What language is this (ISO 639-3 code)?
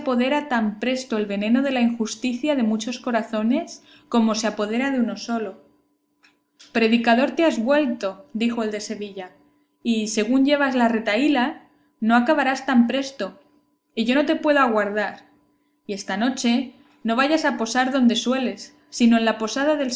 spa